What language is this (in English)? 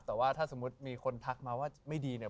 Thai